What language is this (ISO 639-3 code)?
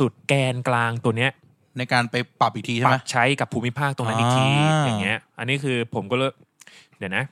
tha